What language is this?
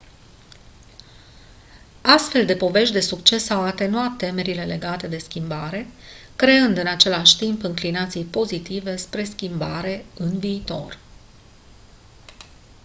Romanian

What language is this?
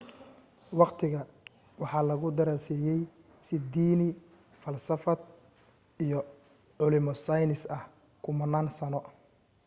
Somali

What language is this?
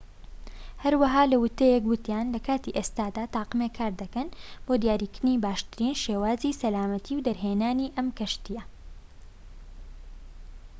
Central Kurdish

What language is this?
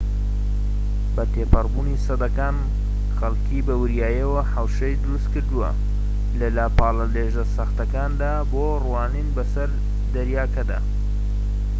Central Kurdish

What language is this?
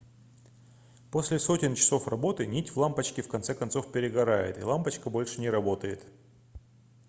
Russian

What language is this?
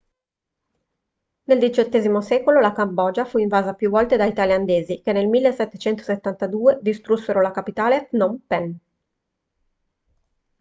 Italian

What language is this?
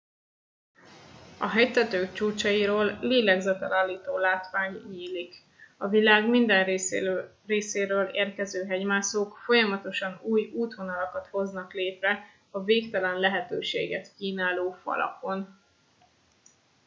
Hungarian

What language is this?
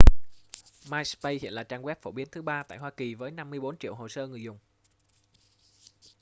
Vietnamese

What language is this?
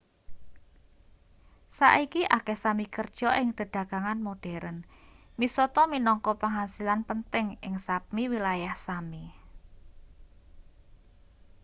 Javanese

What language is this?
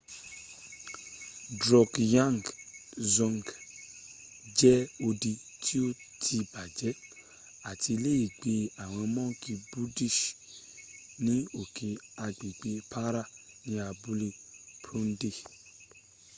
Yoruba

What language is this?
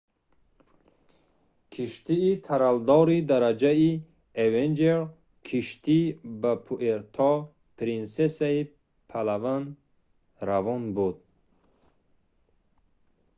Tajik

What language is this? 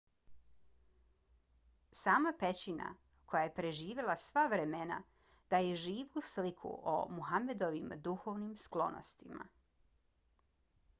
Bosnian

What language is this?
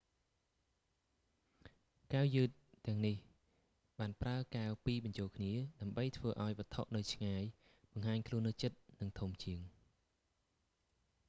Khmer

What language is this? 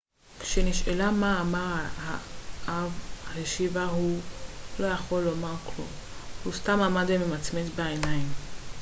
Hebrew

